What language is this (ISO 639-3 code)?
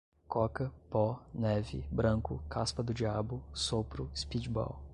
por